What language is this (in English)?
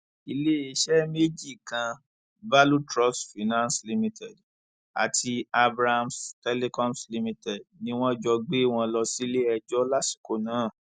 Yoruba